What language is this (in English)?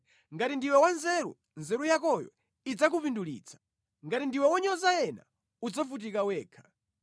Nyanja